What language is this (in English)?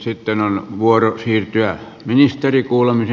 Finnish